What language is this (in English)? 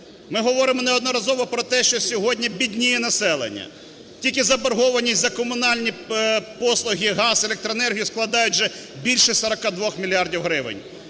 Ukrainian